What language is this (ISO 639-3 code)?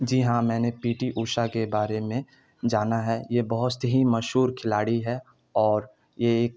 urd